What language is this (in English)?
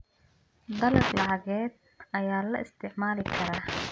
Somali